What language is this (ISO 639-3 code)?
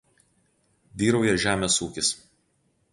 lit